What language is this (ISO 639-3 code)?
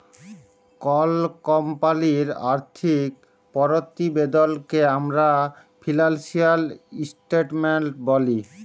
ben